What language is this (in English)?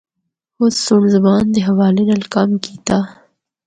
Northern Hindko